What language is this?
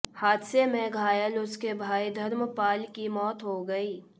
Hindi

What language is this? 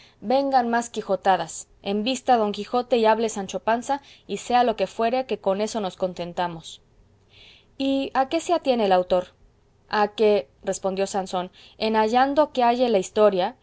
Spanish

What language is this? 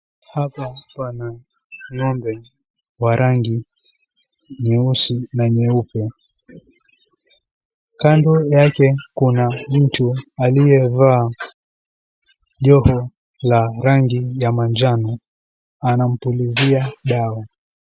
Swahili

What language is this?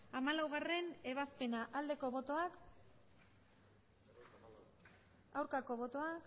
Basque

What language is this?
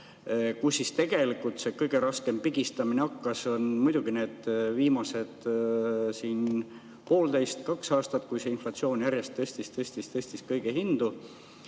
Estonian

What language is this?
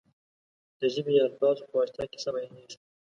Pashto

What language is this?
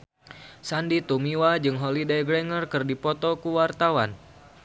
Sundanese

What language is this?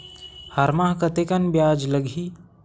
Chhattisgarhi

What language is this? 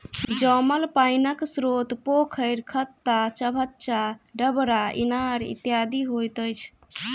Maithili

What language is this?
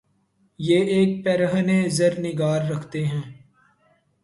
Urdu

